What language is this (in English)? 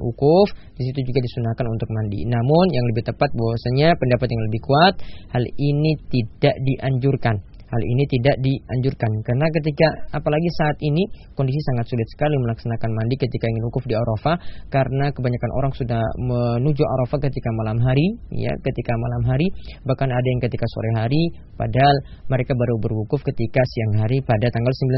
Malay